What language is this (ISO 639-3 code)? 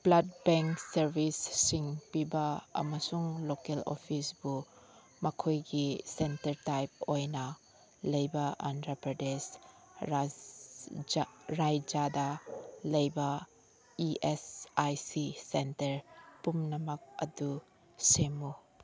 mni